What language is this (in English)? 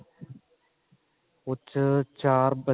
Punjabi